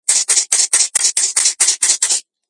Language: Georgian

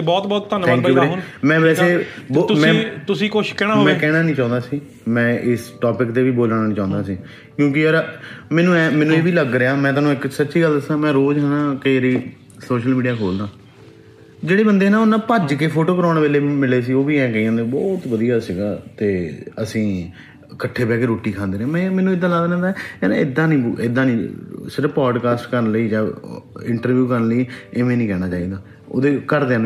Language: Punjabi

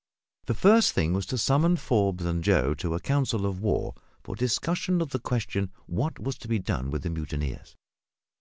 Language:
English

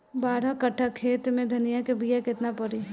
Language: Bhojpuri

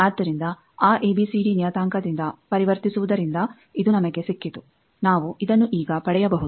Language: Kannada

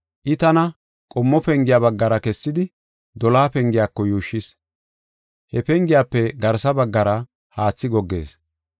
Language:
Gofa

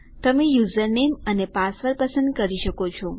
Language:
Gujarati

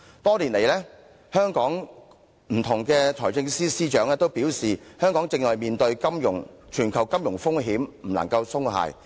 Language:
Cantonese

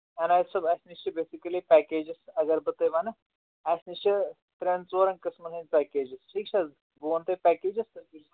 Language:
Kashmiri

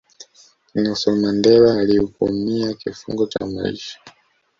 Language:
Swahili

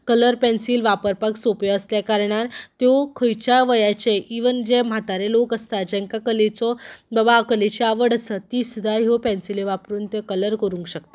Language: Konkani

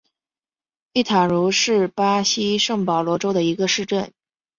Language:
Chinese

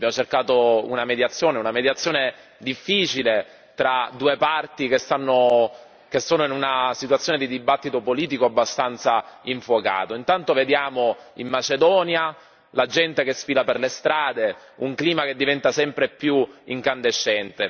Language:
Italian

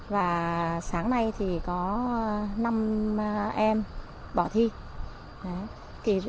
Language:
Vietnamese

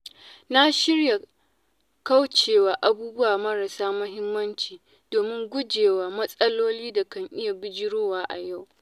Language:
Hausa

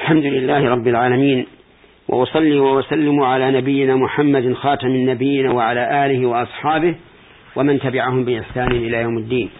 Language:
Arabic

